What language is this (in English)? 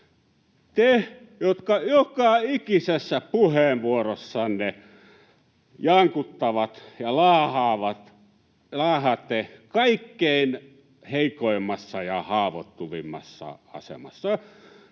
Finnish